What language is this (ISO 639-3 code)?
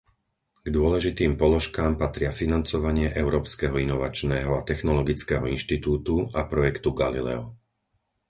slk